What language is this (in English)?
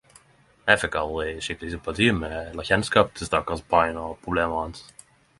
Norwegian Nynorsk